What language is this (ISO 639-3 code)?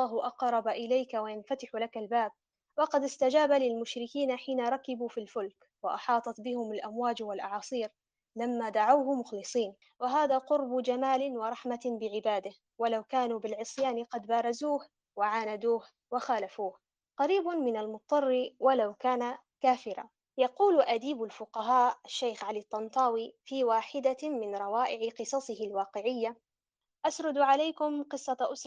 ara